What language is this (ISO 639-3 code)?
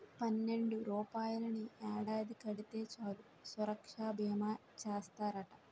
tel